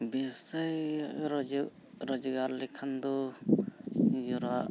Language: Santali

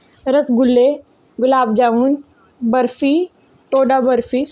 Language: Dogri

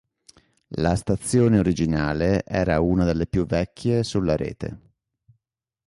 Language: Italian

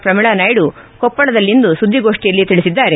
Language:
Kannada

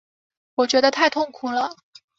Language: Chinese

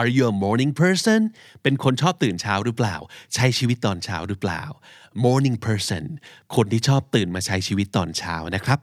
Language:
Thai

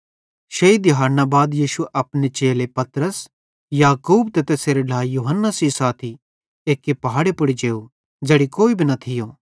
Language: Bhadrawahi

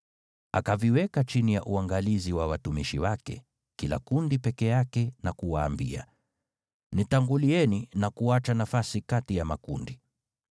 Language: Swahili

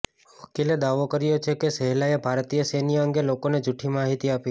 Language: Gujarati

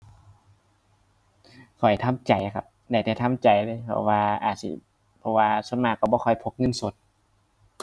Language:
Thai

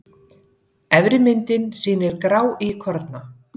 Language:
Icelandic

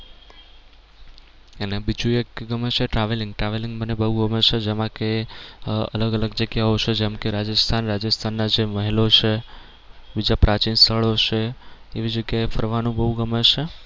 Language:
Gujarati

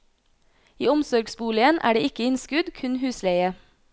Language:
Norwegian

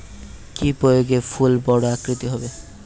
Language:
Bangla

